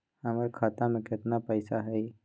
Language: Magahi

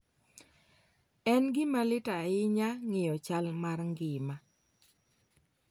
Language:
Luo (Kenya and Tanzania)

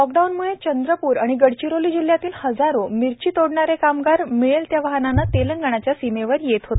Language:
Marathi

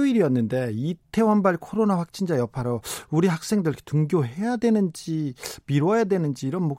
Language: Korean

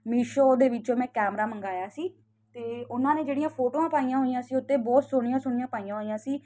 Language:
Punjabi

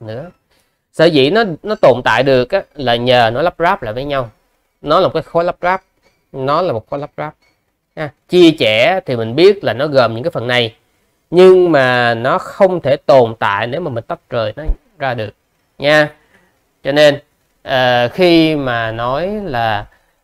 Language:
Vietnamese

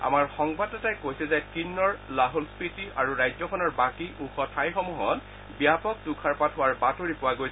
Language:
Assamese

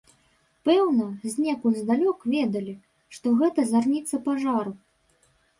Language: Belarusian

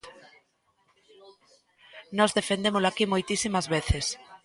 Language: Galician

